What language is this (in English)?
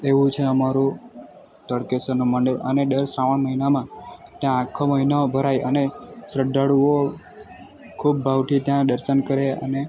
Gujarati